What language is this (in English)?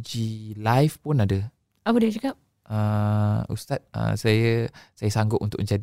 Malay